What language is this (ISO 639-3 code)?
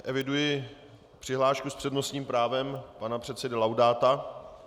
ces